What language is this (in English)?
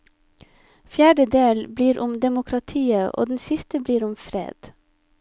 Norwegian